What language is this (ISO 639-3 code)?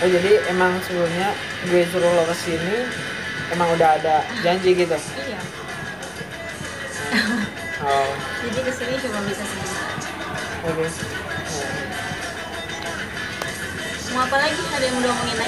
ind